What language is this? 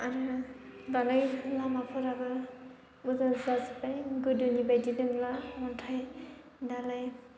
Bodo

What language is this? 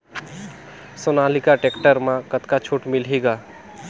Chhattisgarhi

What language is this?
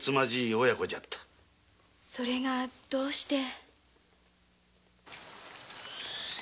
Japanese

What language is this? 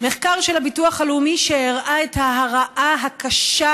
Hebrew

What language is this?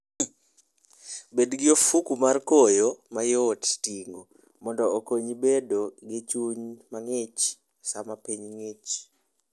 Luo (Kenya and Tanzania)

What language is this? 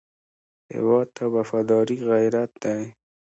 Pashto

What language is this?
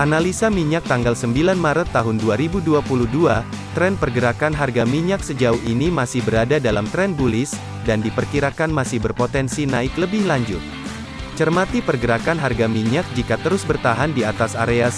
Indonesian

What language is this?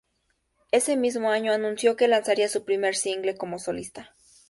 Spanish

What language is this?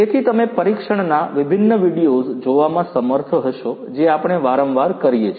Gujarati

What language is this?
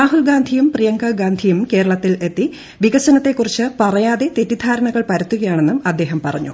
Malayalam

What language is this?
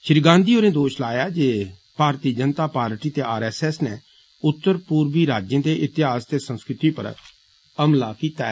Dogri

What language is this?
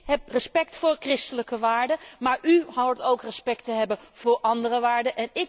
Dutch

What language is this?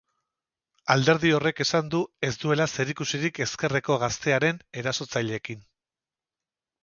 Basque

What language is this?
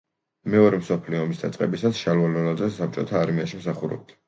Georgian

